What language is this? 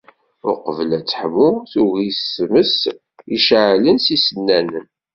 Kabyle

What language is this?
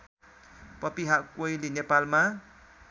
Nepali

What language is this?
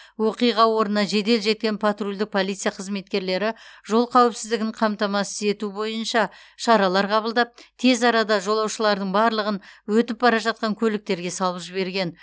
Kazakh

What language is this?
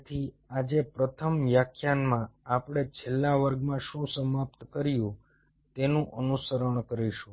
Gujarati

